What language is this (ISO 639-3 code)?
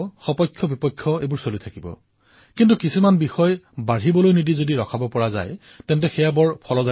asm